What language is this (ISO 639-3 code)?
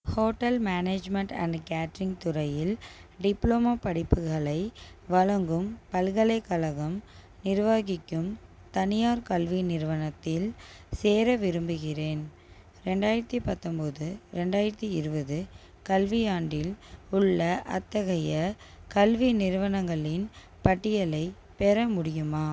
tam